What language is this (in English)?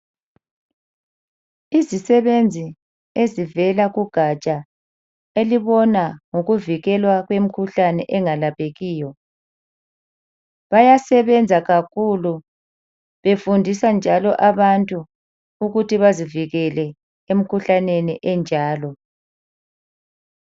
North Ndebele